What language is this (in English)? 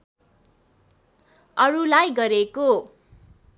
Nepali